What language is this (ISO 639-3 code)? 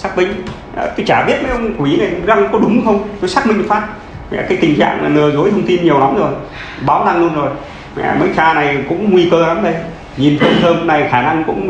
vie